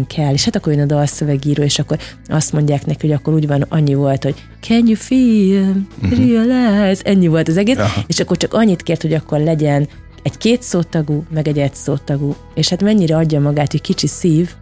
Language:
Hungarian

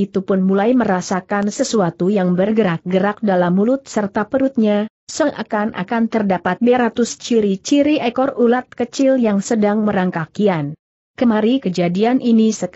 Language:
Indonesian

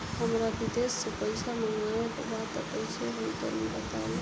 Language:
Bhojpuri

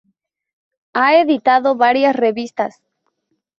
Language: Spanish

